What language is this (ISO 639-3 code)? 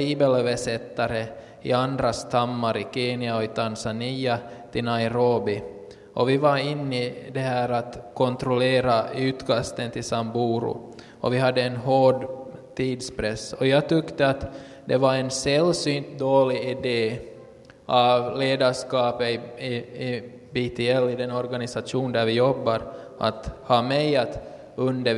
swe